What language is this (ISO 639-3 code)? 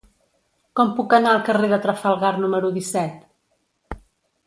cat